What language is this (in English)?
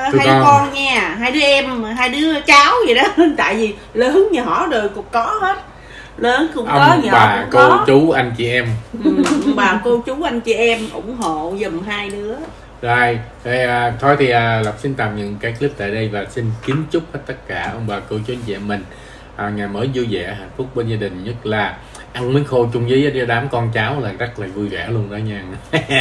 Vietnamese